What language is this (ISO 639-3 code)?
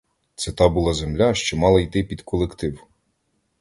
ukr